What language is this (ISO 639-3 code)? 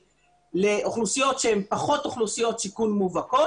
heb